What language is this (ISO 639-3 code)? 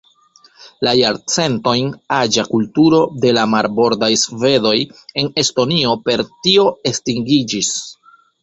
epo